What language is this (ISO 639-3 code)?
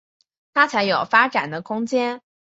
zho